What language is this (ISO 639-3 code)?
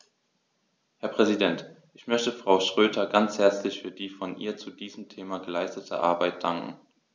deu